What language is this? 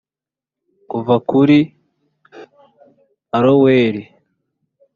Kinyarwanda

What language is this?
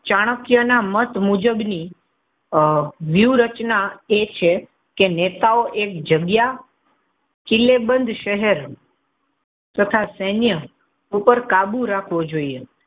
Gujarati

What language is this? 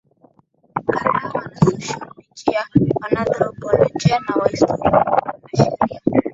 Swahili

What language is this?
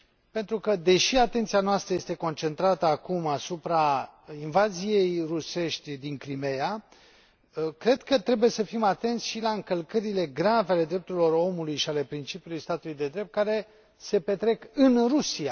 Romanian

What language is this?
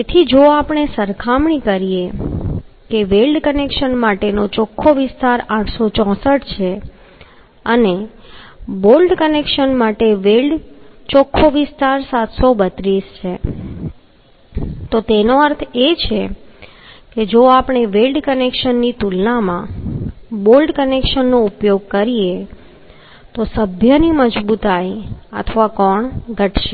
Gujarati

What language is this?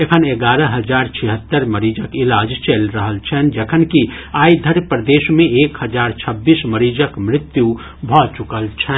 Maithili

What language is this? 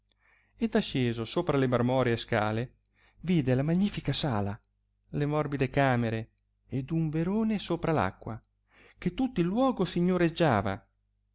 Italian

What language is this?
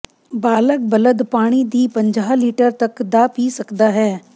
Punjabi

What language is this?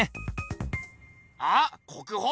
Japanese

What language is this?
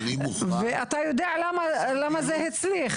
Hebrew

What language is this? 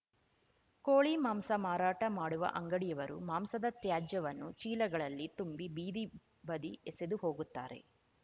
Kannada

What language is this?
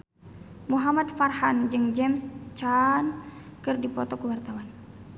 Sundanese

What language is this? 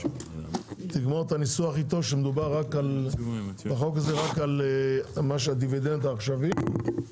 Hebrew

